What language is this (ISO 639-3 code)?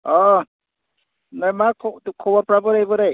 brx